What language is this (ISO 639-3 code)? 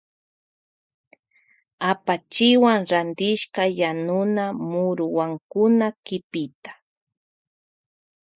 qvj